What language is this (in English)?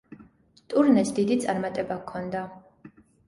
Georgian